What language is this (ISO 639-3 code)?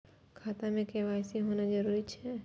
mai